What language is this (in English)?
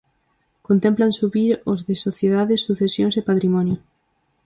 Galician